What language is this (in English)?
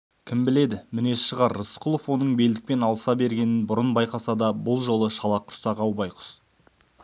Kazakh